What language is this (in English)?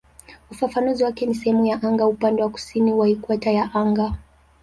Swahili